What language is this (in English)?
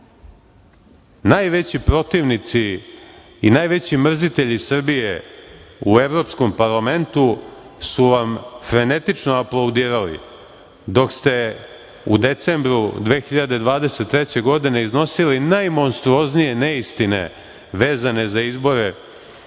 Serbian